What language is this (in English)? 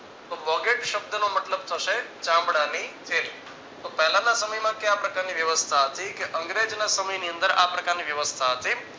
Gujarati